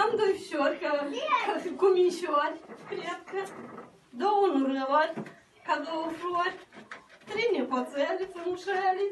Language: Romanian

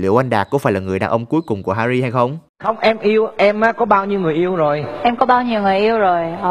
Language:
Vietnamese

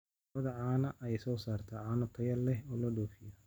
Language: Somali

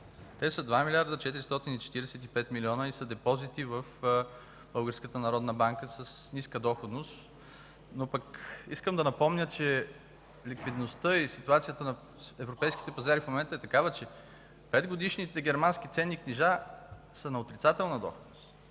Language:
Bulgarian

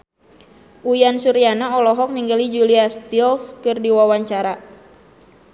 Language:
Sundanese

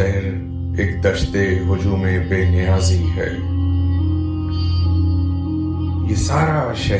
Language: Urdu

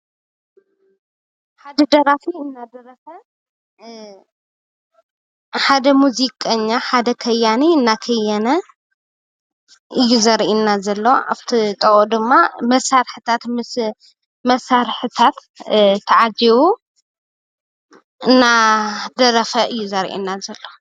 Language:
Tigrinya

